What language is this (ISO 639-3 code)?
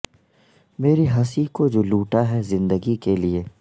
urd